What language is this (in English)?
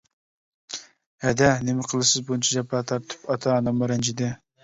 Uyghur